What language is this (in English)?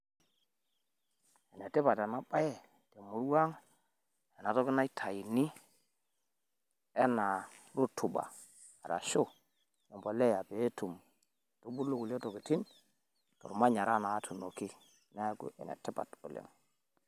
Masai